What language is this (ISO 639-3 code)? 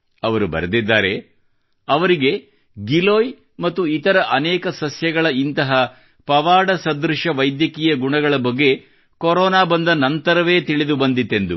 kan